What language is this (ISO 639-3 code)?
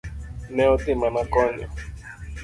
luo